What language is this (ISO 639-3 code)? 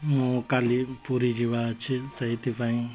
ori